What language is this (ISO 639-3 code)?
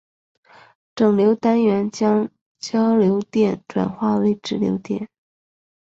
zho